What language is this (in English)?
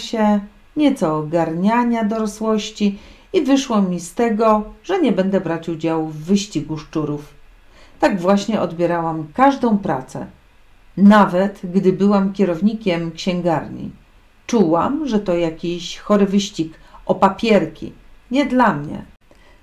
Polish